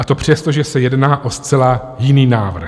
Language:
Czech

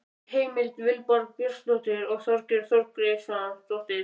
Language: Icelandic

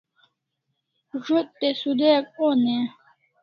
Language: Kalasha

